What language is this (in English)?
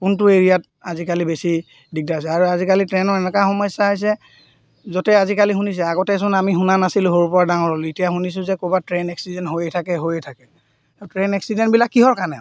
Assamese